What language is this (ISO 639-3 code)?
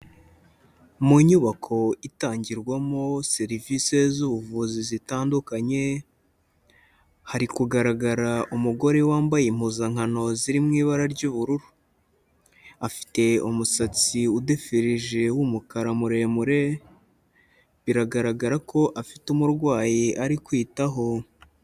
kin